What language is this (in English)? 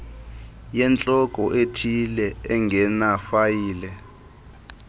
Xhosa